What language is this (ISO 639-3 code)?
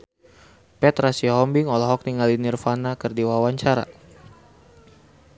sun